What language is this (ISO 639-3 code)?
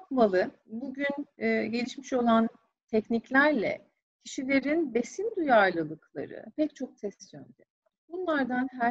tur